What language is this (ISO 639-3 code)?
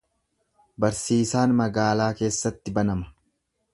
orm